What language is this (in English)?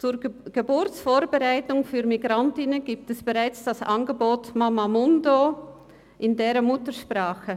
Swiss German